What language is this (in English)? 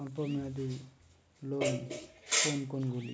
Bangla